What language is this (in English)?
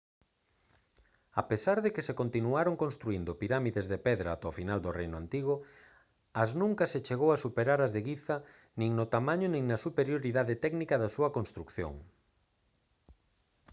Galician